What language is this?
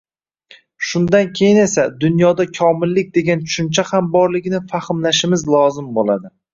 Uzbek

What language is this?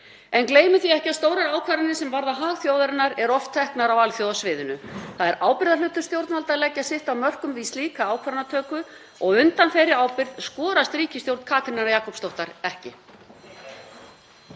Icelandic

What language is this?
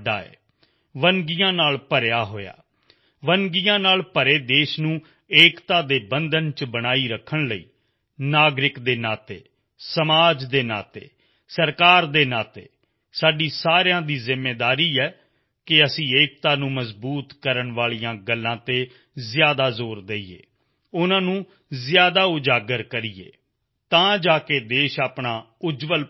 Punjabi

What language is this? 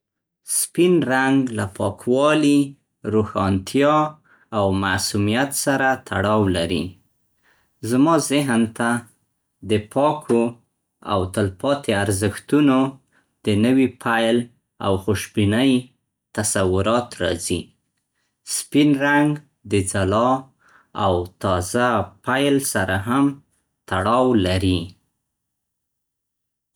Central Pashto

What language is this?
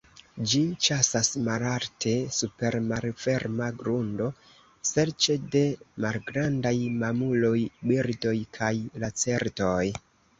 Esperanto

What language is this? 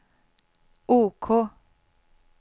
Swedish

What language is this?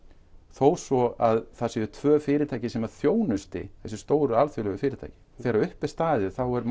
Icelandic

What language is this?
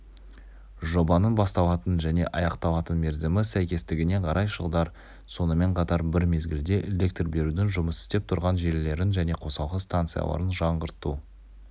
Kazakh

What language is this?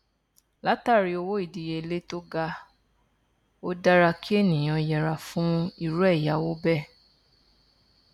Yoruba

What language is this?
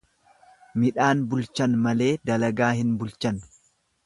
Oromo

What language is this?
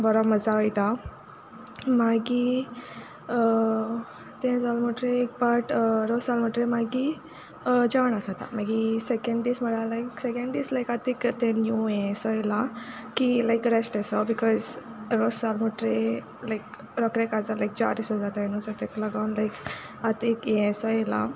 Konkani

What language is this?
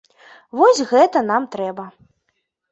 Belarusian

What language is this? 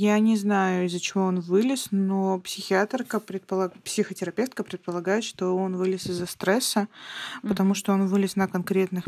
Russian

